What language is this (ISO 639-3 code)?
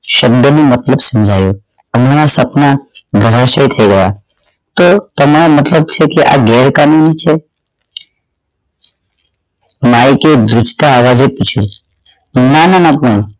guj